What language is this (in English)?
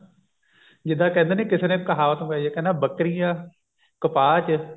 Punjabi